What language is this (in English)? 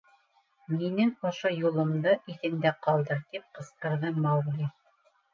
Bashkir